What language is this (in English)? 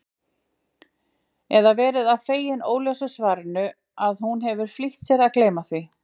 Icelandic